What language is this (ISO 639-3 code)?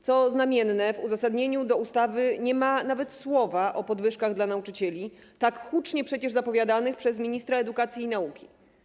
pol